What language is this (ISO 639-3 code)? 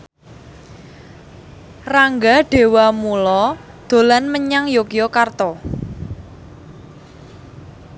jav